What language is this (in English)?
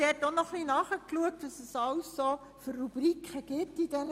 Swiss German